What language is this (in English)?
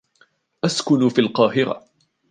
Arabic